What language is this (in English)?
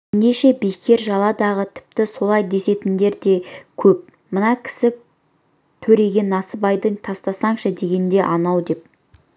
Kazakh